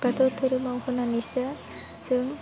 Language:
Bodo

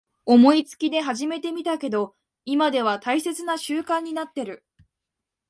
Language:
Japanese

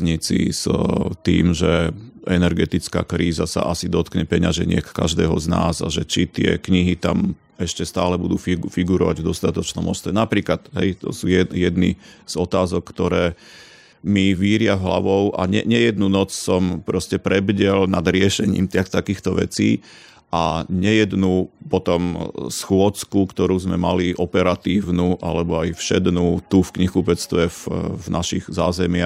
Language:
Slovak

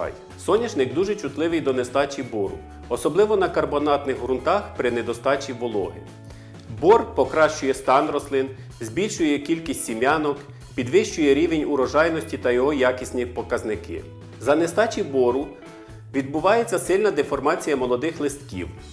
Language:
Ukrainian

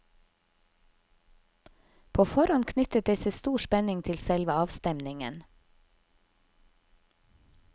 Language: Norwegian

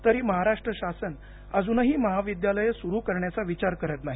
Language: Marathi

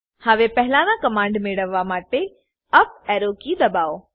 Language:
Gujarati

